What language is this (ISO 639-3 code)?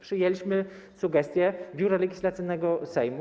pol